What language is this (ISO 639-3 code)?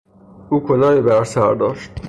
fas